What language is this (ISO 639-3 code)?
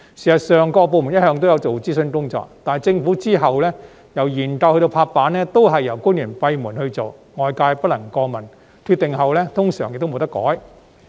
yue